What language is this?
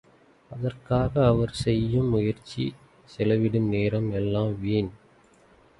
Tamil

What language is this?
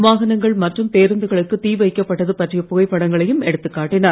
Tamil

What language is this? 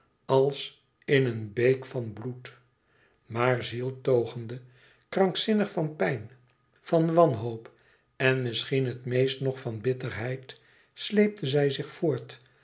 Dutch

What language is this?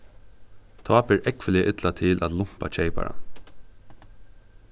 Faroese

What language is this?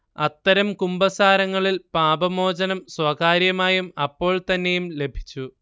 Malayalam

